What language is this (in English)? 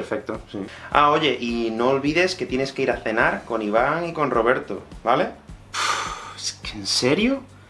Spanish